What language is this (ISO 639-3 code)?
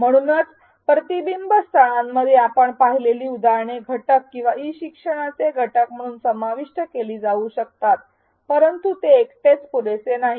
mar